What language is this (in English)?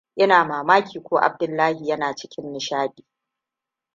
Hausa